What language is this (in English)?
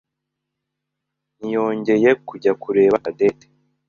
Kinyarwanda